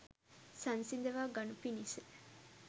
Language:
Sinhala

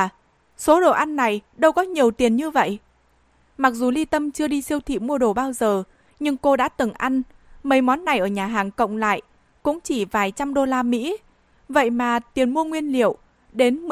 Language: Vietnamese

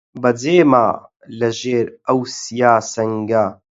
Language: Central Kurdish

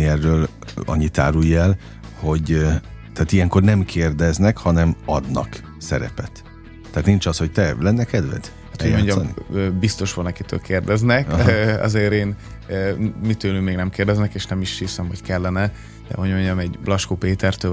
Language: Hungarian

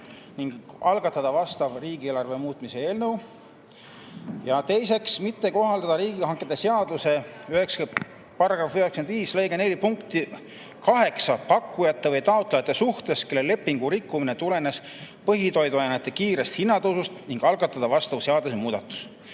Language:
Estonian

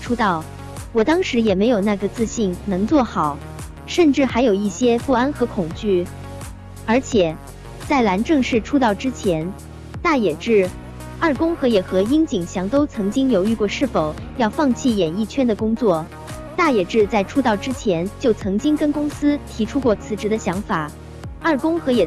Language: Chinese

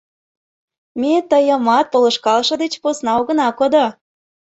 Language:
Mari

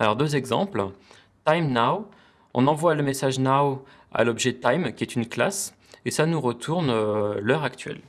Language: French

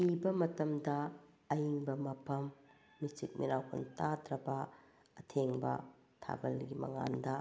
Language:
Manipuri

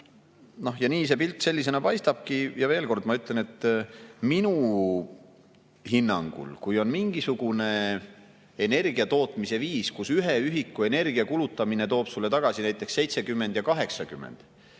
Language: Estonian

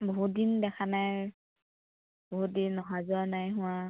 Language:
Assamese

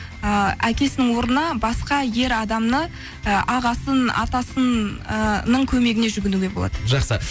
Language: Kazakh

